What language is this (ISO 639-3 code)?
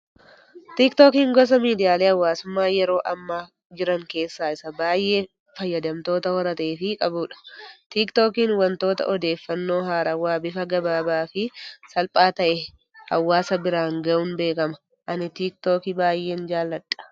orm